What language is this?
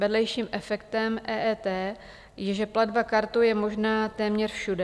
Czech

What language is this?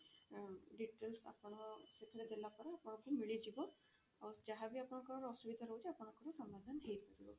Odia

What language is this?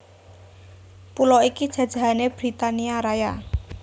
Javanese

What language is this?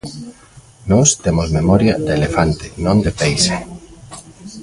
Galician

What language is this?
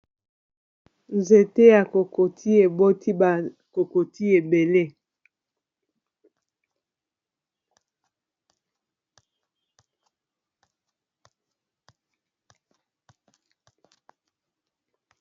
Lingala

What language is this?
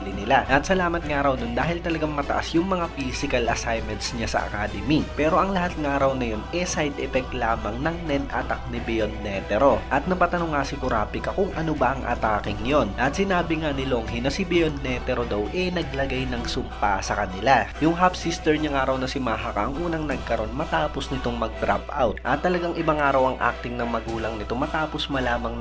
Filipino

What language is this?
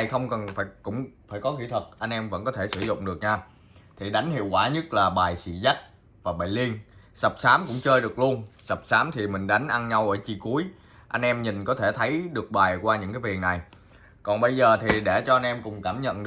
Vietnamese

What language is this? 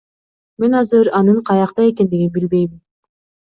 Kyrgyz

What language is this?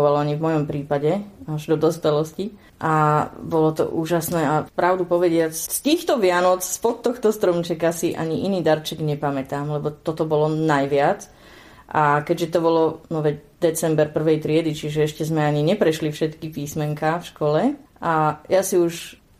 Slovak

